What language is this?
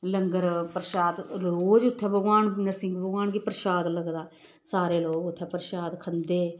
Dogri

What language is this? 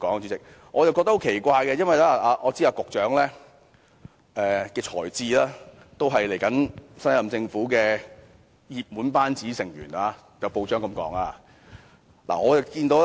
Cantonese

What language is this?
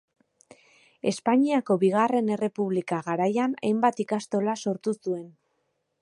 Basque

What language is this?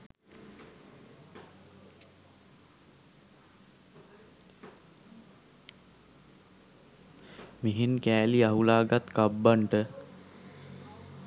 Sinhala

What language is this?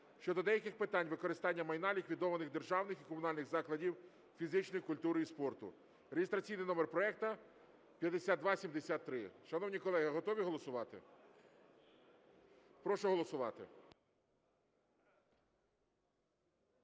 Ukrainian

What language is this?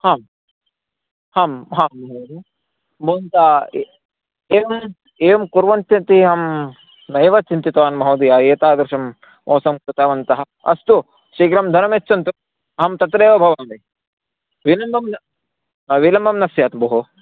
Sanskrit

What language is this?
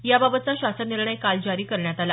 Marathi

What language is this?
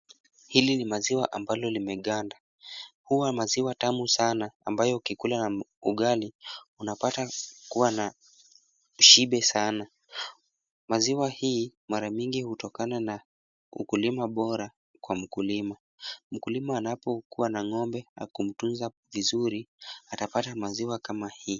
Swahili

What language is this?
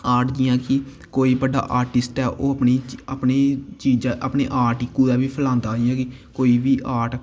Dogri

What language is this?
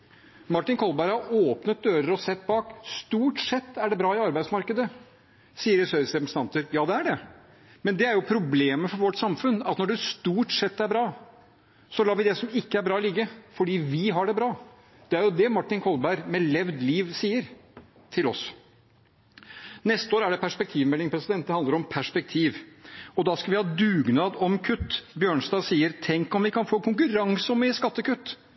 Norwegian Bokmål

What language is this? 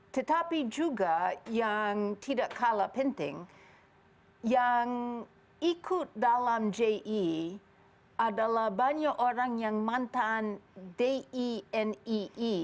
Indonesian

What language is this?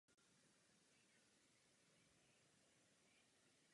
Czech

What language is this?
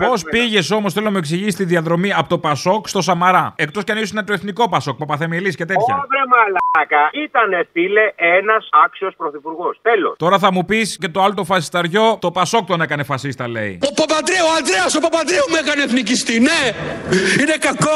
Greek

